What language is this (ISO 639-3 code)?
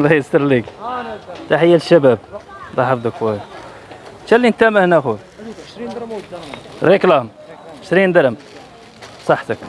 ara